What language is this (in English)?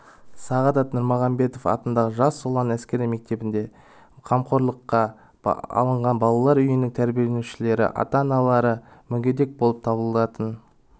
Kazakh